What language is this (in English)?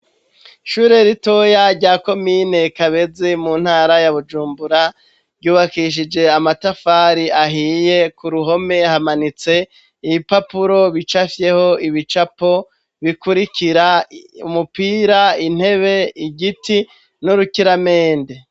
Rundi